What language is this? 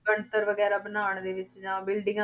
Punjabi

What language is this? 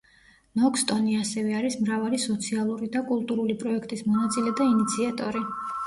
Georgian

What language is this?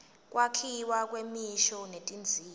Swati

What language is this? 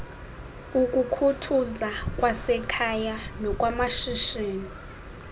Xhosa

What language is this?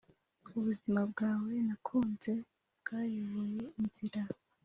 Kinyarwanda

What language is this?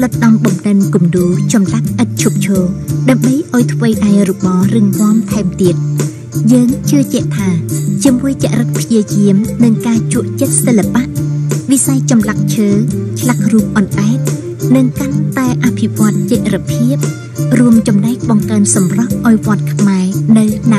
Thai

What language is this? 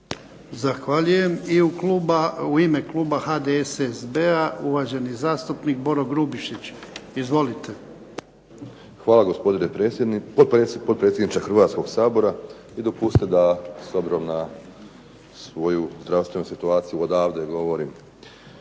Croatian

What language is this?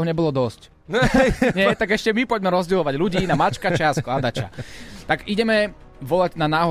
Slovak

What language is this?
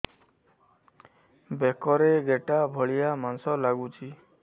Odia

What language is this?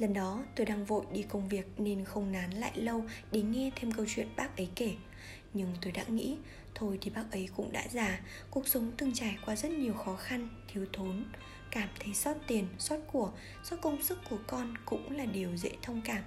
Vietnamese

